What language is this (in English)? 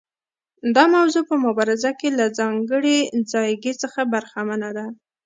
Pashto